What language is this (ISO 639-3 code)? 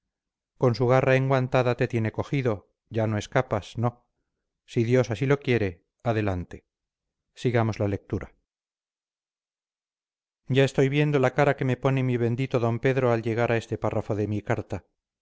spa